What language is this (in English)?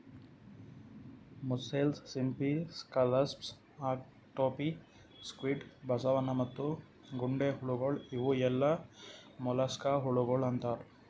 Kannada